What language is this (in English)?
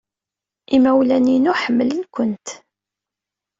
Kabyle